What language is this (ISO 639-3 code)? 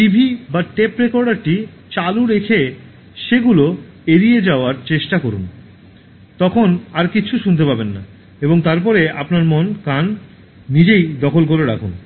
ben